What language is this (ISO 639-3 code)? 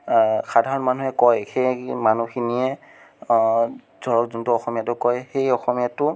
asm